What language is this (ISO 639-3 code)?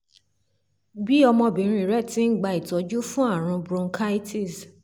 yor